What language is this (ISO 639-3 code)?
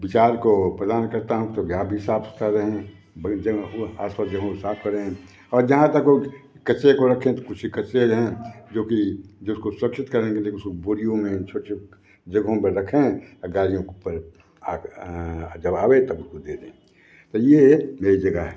hin